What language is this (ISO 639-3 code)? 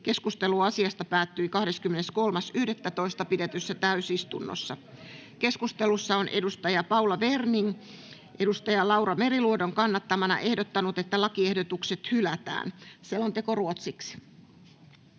fin